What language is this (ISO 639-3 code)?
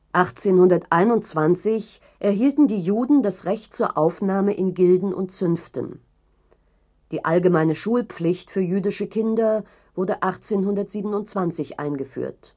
deu